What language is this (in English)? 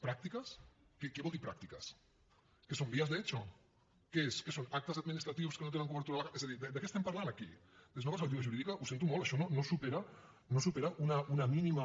Catalan